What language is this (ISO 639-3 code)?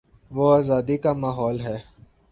urd